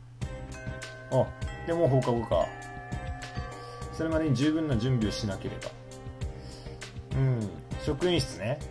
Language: Japanese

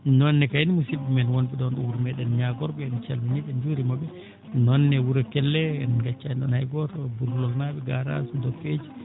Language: Fula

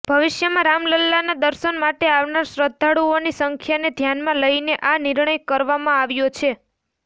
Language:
Gujarati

